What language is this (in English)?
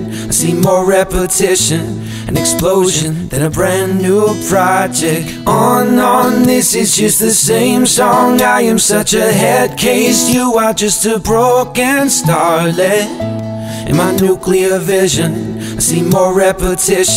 English